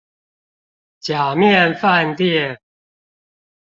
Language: Chinese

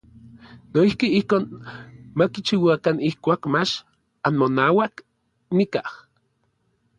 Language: Orizaba Nahuatl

